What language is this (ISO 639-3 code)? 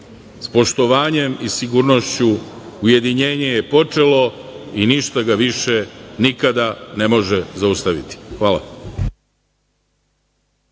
srp